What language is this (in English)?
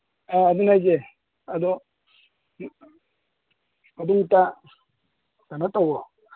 Manipuri